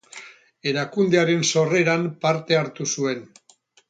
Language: Basque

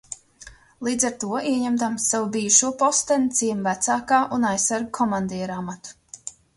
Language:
Latvian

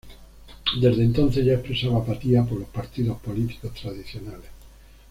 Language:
Spanish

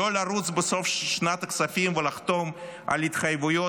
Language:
Hebrew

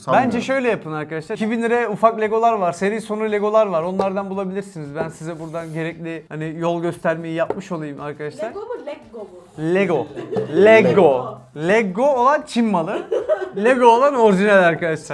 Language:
Turkish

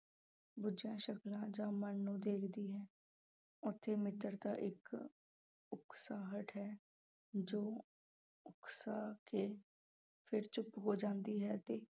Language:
Punjabi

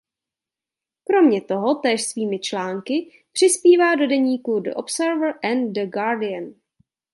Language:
Czech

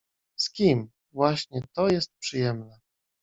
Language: Polish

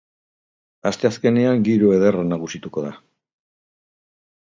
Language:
Basque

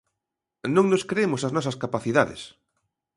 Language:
Galician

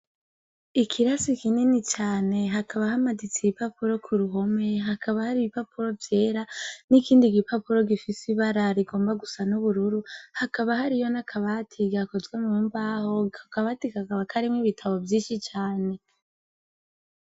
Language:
Rundi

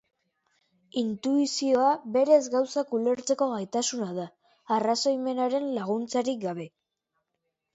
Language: Basque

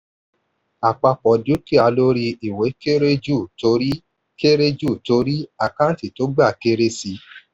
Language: Yoruba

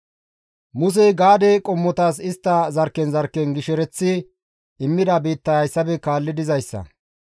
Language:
Gamo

